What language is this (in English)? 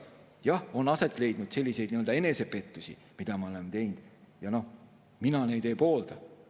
Estonian